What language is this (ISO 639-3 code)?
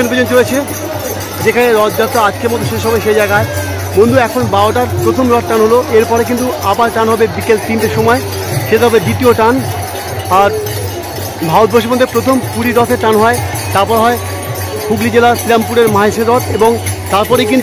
ara